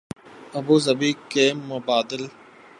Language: Urdu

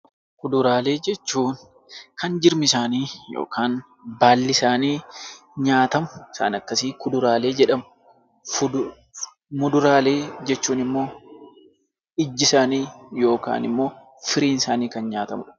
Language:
Oromo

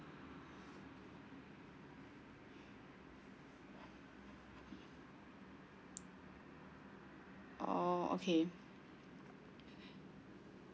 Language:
English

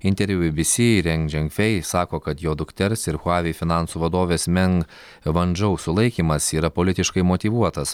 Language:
Lithuanian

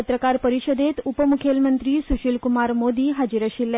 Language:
Konkani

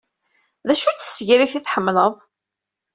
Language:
Kabyle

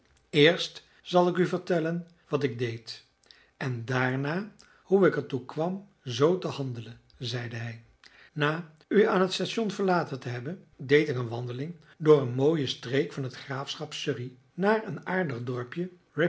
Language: Dutch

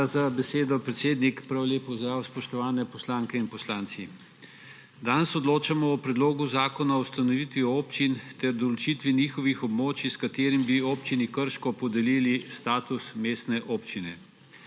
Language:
Slovenian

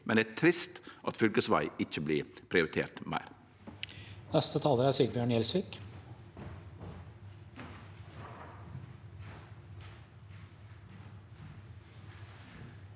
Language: Norwegian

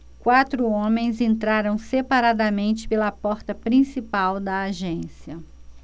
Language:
Portuguese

